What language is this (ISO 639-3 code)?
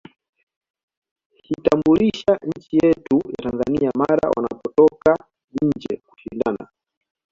swa